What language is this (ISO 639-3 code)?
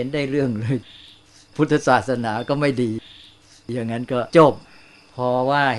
tha